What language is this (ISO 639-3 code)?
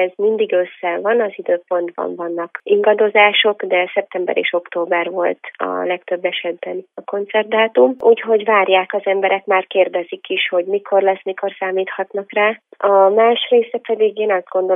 hun